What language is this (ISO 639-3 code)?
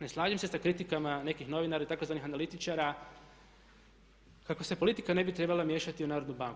hrv